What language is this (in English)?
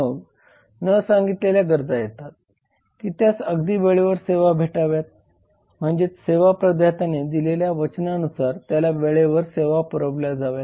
Marathi